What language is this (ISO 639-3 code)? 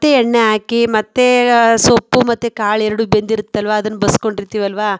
kan